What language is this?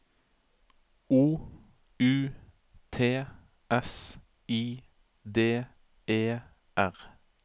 Norwegian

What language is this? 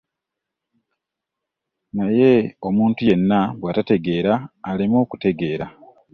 Ganda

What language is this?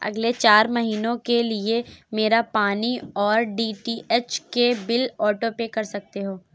Urdu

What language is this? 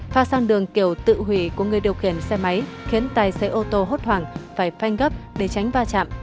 Vietnamese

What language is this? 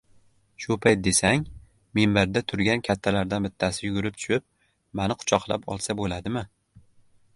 Uzbek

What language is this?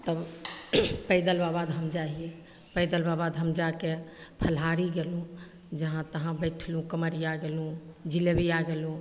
Maithili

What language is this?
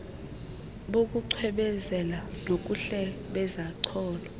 Xhosa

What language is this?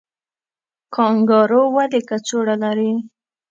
Pashto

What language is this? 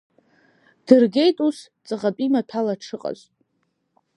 Abkhazian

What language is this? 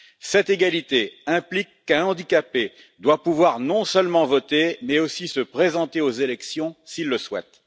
French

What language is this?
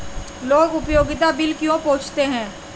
Hindi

